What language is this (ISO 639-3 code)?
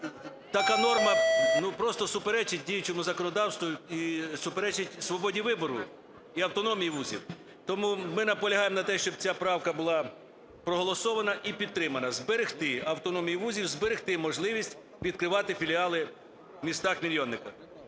ukr